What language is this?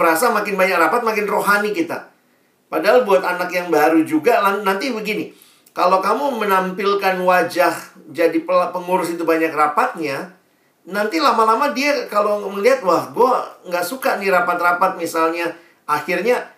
Indonesian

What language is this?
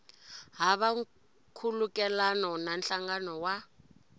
Tsonga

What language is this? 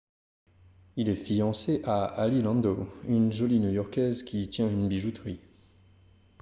French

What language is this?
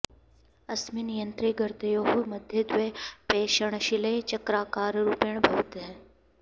Sanskrit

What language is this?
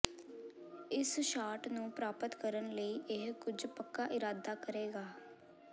Punjabi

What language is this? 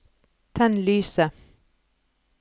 Norwegian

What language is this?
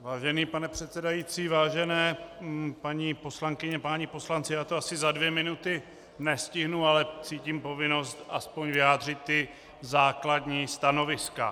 Czech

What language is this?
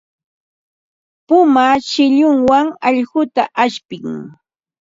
Ambo-Pasco Quechua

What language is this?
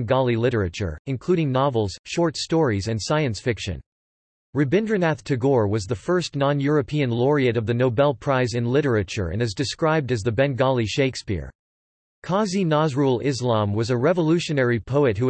English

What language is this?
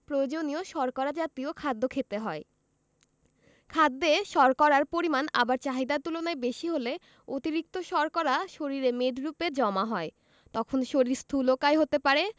Bangla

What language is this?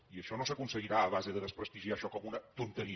Catalan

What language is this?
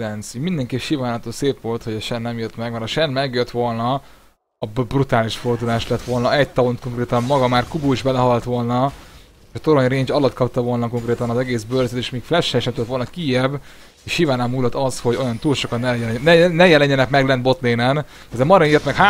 Hungarian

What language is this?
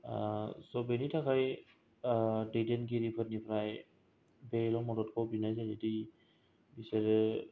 Bodo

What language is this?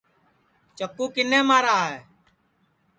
Sansi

